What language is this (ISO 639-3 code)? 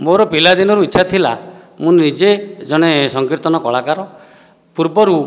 ori